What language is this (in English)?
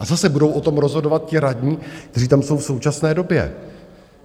Czech